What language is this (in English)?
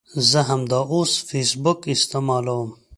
Pashto